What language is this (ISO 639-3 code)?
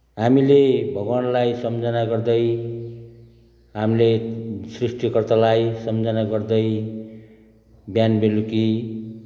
nep